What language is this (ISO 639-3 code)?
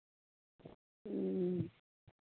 sat